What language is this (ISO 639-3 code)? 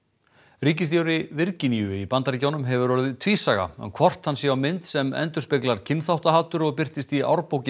isl